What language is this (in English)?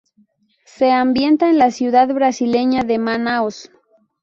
Spanish